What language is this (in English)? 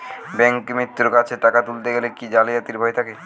Bangla